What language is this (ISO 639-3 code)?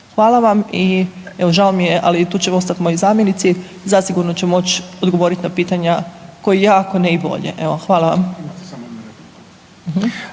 hrv